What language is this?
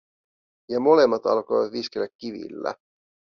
Finnish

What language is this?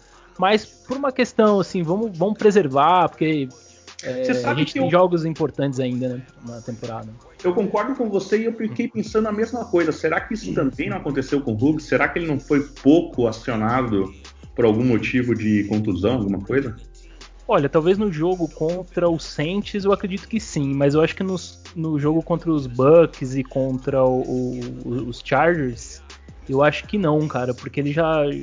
Portuguese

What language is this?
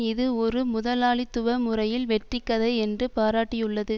Tamil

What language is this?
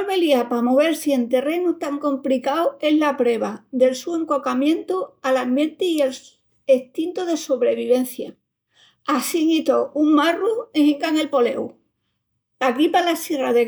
Extremaduran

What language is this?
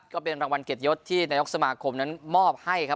Thai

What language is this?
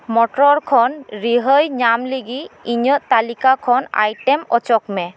Santali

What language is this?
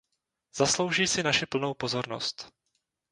Czech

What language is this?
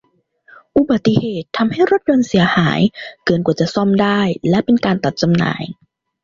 Thai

